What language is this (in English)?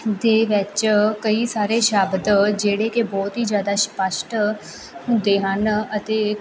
Punjabi